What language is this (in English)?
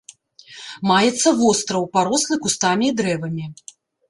Belarusian